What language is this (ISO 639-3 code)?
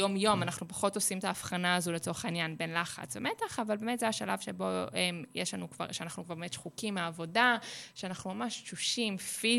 heb